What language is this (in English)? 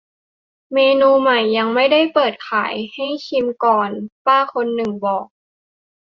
Thai